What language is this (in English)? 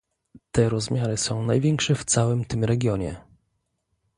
Polish